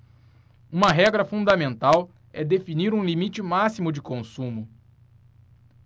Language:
Portuguese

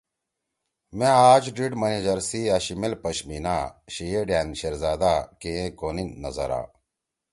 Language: Torwali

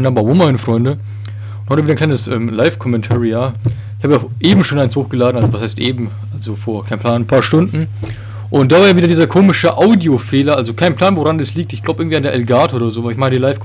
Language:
German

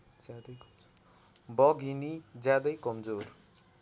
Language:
Nepali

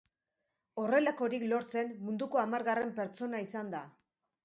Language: Basque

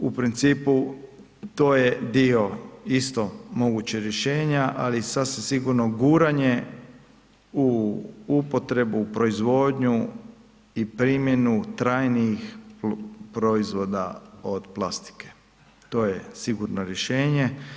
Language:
Croatian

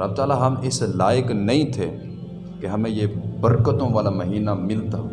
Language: Urdu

